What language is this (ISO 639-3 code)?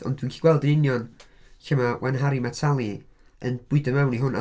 cym